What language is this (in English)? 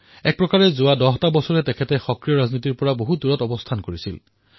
Assamese